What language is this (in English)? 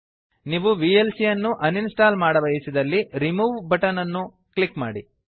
Kannada